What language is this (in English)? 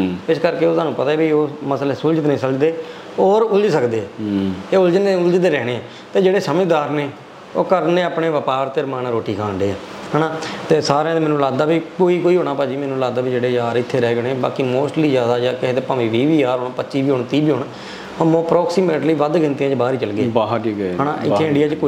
Punjabi